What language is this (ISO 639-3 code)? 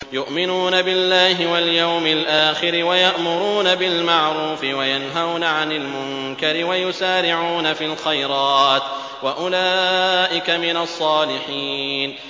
ara